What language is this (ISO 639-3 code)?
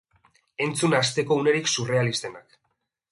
eus